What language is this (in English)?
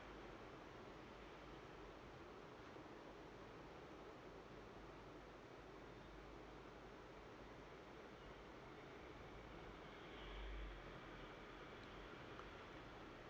English